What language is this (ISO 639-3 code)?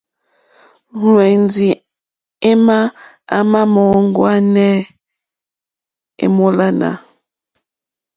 bri